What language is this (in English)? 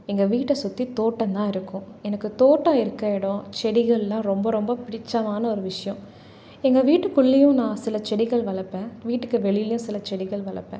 Tamil